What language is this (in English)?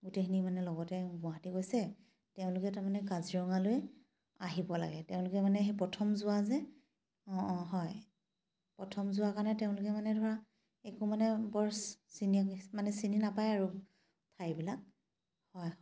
Assamese